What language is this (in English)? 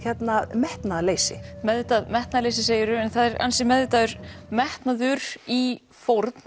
Icelandic